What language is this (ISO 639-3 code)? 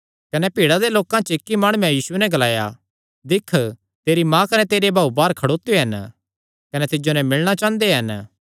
xnr